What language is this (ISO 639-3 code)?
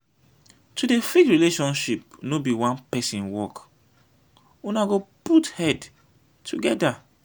pcm